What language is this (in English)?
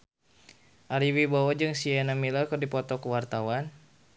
Sundanese